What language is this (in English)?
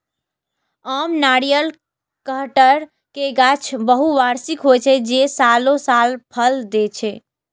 Maithili